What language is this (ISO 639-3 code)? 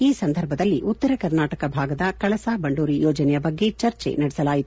kan